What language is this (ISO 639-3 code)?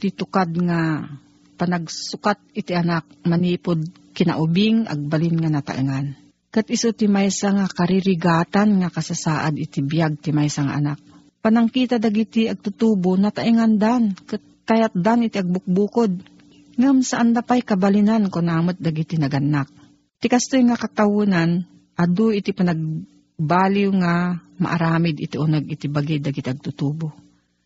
fil